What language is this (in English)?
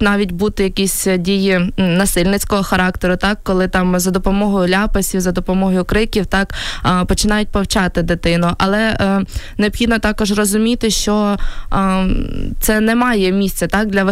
Ukrainian